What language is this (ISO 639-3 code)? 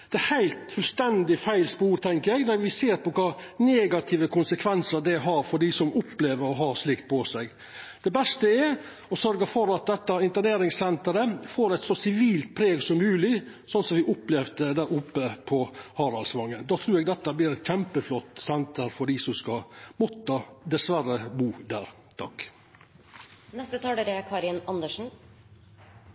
nor